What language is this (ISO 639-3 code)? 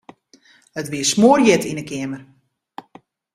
fry